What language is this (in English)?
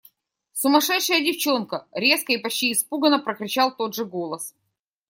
Russian